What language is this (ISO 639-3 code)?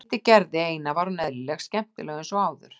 isl